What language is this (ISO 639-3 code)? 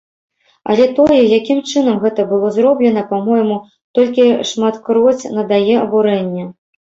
bel